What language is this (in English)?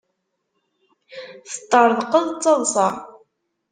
Kabyle